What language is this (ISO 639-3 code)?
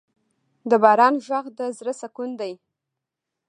pus